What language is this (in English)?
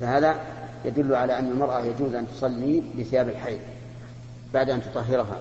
Arabic